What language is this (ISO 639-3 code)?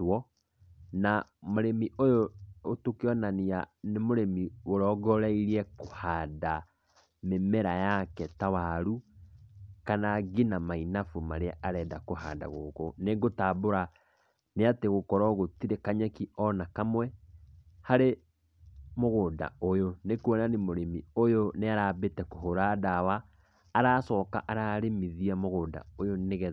kik